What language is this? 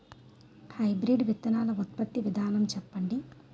Telugu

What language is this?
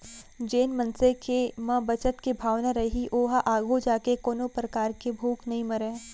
Chhattisgarhi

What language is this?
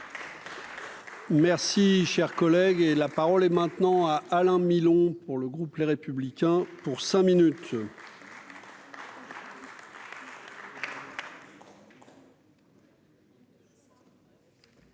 French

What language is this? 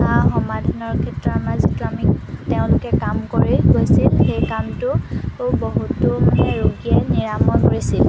Assamese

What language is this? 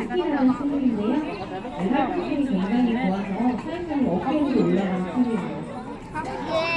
Korean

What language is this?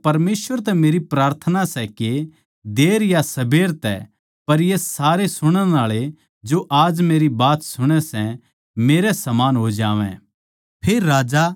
Haryanvi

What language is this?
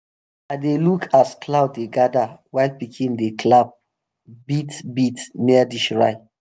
Nigerian Pidgin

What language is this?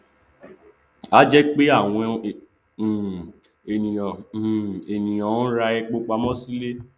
Yoruba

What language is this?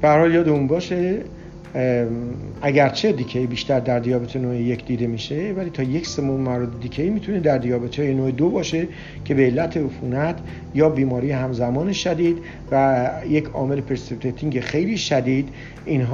Persian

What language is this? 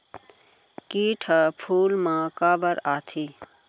Chhattisgarhi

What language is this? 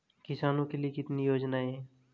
Hindi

